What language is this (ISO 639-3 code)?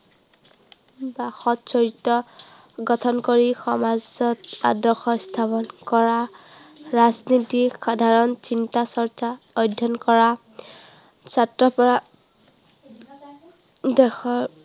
asm